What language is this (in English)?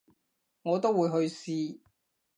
Cantonese